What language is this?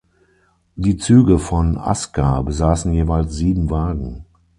German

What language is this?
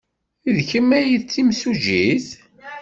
Kabyle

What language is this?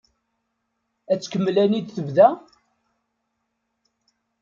Kabyle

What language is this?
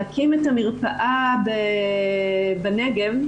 Hebrew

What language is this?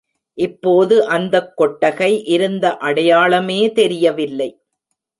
Tamil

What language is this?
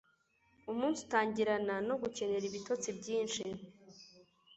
Kinyarwanda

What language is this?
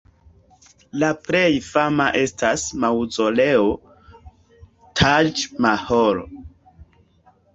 Esperanto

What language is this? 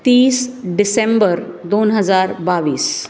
Marathi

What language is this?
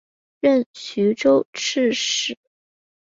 Chinese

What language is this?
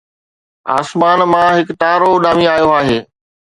Sindhi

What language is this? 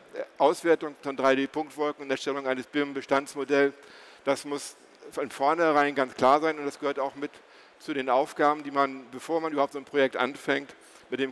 German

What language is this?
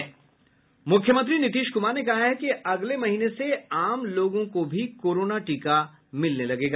Hindi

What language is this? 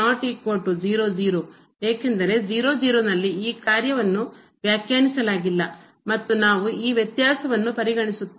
Kannada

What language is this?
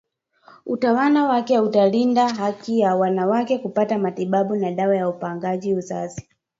Swahili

